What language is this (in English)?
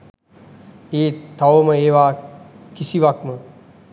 Sinhala